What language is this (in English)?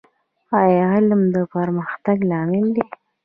Pashto